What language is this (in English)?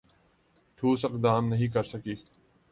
Urdu